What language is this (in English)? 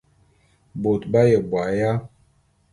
Bulu